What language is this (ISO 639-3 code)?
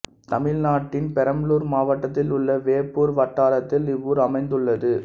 tam